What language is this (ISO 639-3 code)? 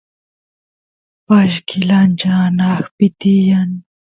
qus